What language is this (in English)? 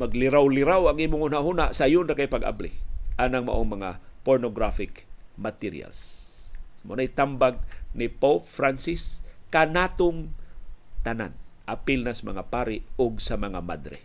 Filipino